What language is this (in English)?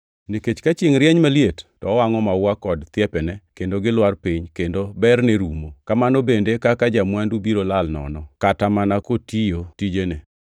Luo (Kenya and Tanzania)